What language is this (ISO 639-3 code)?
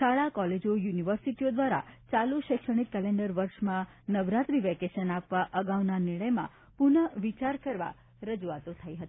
guj